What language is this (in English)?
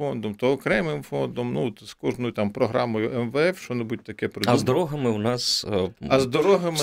Ukrainian